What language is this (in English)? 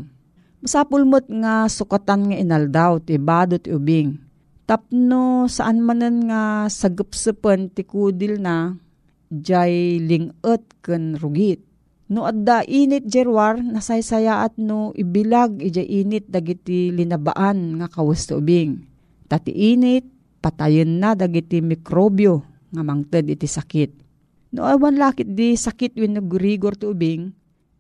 Filipino